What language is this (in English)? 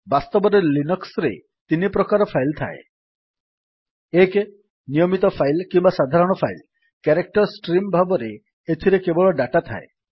Odia